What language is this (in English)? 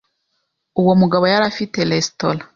Kinyarwanda